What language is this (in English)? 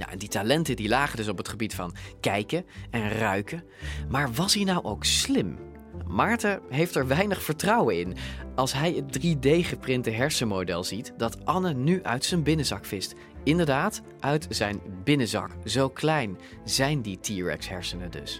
Dutch